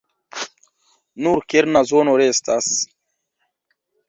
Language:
Esperanto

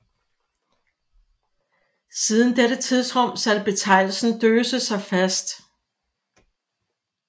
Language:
Danish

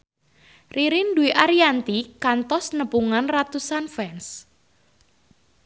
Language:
Sundanese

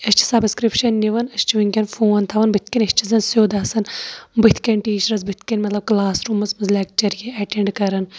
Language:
Kashmiri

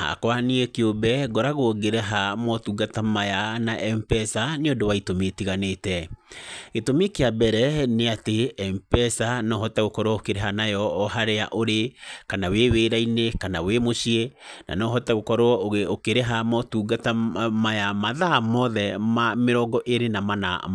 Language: Kikuyu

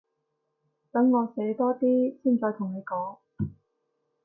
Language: Cantonese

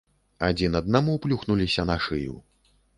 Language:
Belarusian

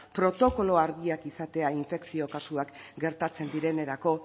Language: Basque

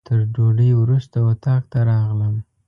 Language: Pashto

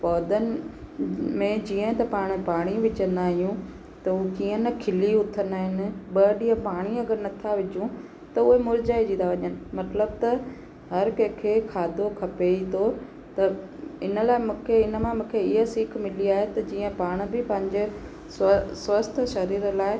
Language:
Sindhi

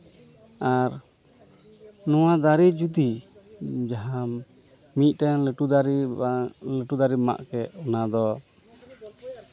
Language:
Santali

